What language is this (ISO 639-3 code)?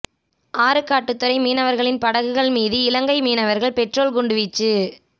tam